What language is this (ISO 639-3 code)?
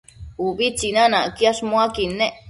mcf